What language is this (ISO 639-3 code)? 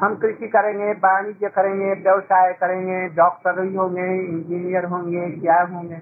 hin